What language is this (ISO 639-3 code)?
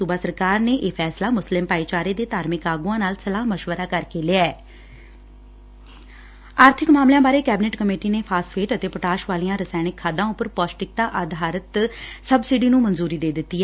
pan